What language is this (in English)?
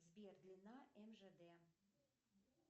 Russian